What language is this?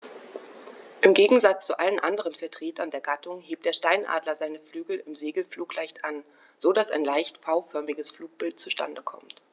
German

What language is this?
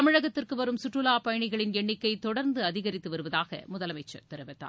Tamil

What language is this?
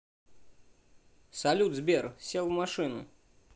Russian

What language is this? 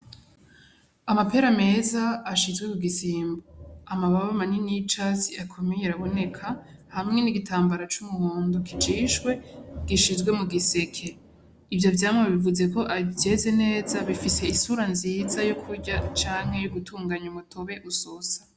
Rundi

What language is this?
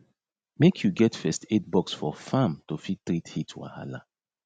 Nigerian Pidgin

